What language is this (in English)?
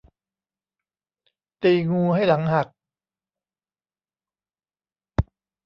Thai